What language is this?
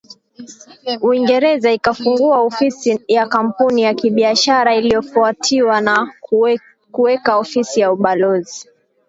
Swahili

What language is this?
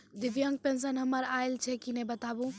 Maithili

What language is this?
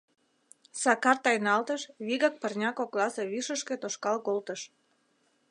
Mari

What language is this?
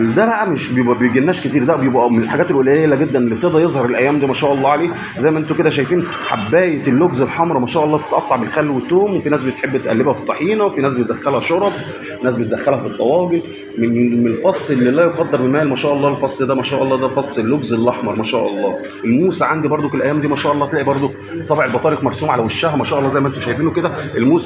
Arabic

